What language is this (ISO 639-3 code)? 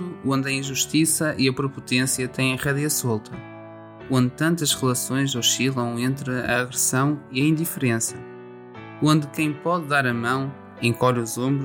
por